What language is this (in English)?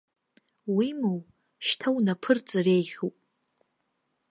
Abkhazian